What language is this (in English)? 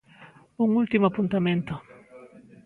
Galician